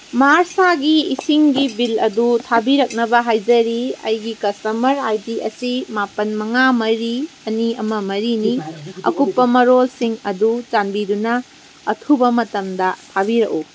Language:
Manipuri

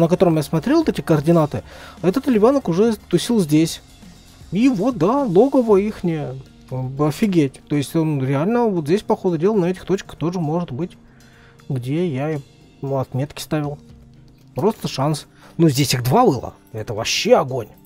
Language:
Russian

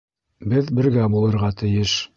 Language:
Bashkir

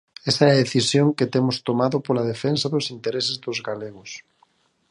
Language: Galician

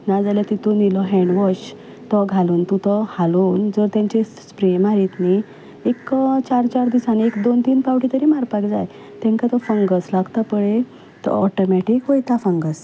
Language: Konkani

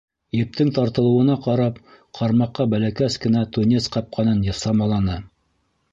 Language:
Bashkir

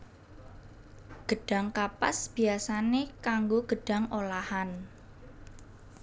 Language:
Javanese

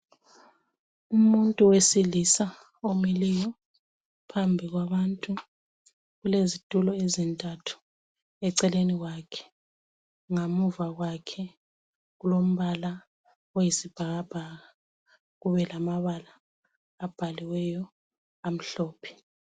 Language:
North Ndebele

